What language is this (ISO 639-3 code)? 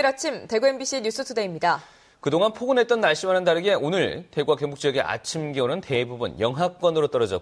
kor